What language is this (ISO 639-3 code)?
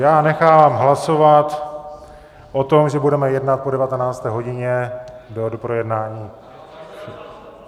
ces